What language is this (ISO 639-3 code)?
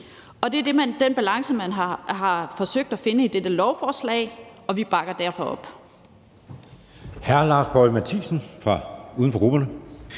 dan